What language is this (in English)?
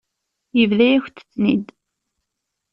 Kabyle